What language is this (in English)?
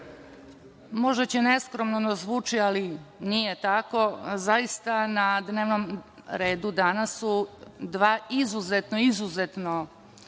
Serbian